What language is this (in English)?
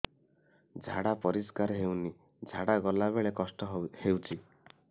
Odia